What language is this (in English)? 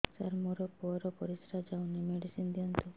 Odia